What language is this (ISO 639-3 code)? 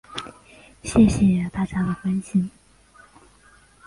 zho